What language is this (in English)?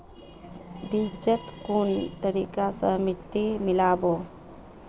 Magahi